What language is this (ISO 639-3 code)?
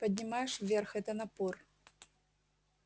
rus